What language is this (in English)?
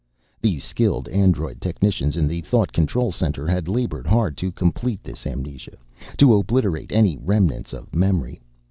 English